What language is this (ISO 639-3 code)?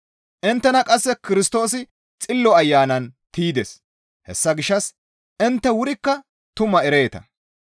gmv